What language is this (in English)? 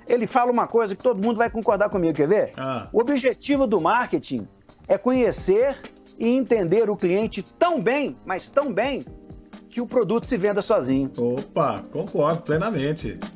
Portuguese